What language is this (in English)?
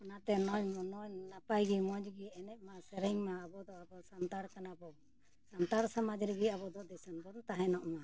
Santali